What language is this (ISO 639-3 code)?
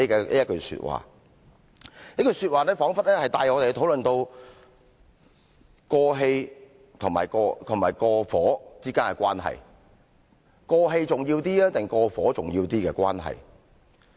yue